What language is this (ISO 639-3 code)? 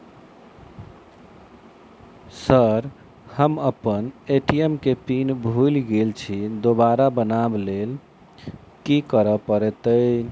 mai